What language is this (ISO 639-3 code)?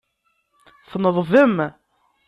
kab